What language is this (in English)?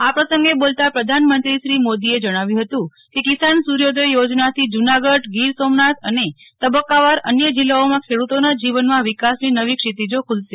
Gujarati